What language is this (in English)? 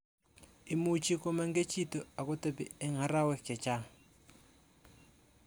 Kalenjin